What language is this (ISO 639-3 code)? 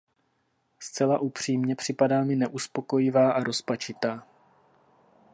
ces